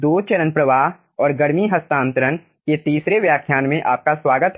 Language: Hindi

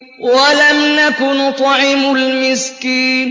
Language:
Arabic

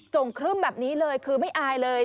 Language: Thai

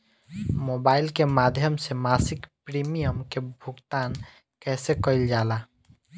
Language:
Bhojpuri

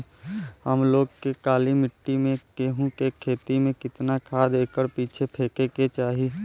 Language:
Bhojpuri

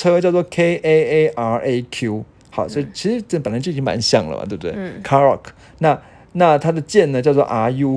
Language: Chinese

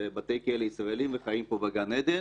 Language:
Hebrew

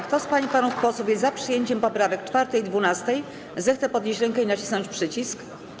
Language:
Polish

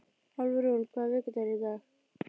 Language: Icelandic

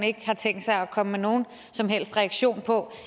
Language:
Danish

